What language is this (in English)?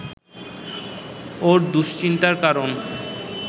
Bangla